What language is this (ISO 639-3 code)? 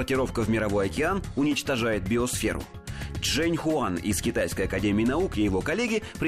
rus